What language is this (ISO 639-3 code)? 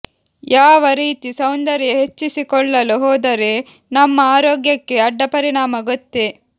kan